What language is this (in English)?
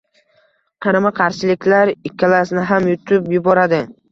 Uzbek